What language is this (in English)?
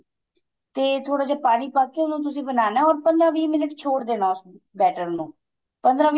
Punjabi